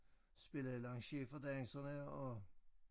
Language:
Danish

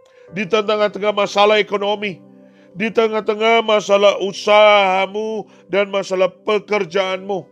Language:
Indonesian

